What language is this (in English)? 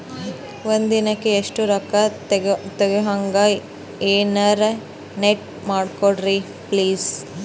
Kannada